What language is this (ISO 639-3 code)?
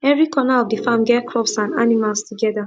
pcm